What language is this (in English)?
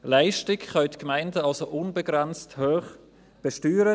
Swiss German